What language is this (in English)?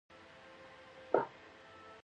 Pashto